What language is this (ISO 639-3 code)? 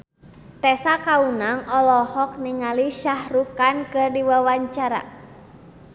sun